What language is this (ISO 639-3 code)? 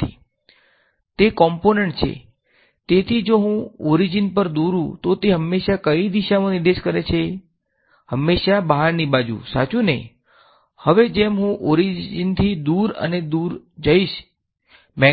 guj